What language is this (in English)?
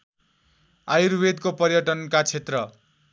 Nepali